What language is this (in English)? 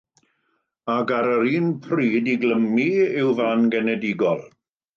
Welsh